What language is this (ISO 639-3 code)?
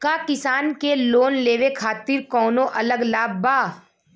bho